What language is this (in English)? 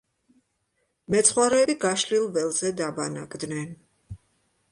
Georgian